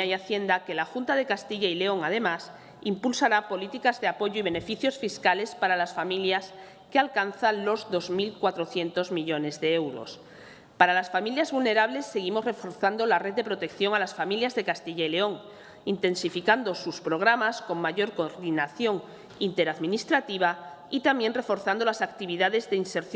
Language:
Spanish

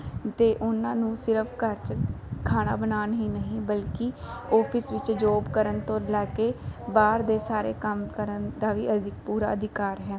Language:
Punjabi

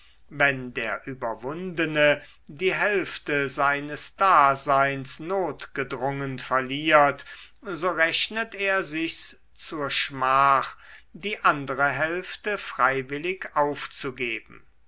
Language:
German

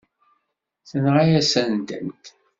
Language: Kabyle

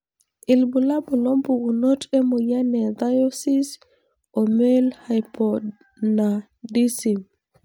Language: Masai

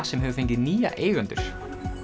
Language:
Icelandic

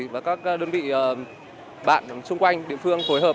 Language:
Vietnamese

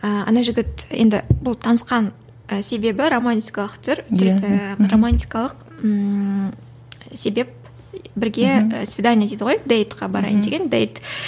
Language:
Kazakh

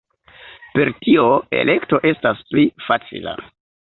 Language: Esperanto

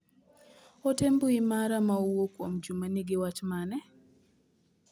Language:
Luo (Kenya and Tanzania)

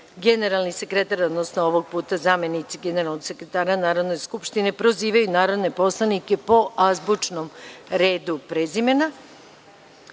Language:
Serbian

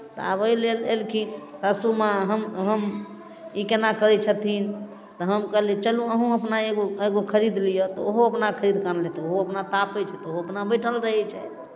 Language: Maithili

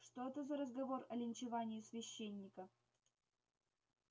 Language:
Russian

